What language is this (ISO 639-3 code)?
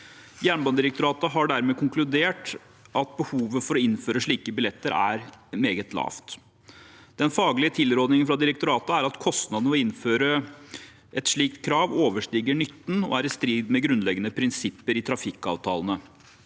nor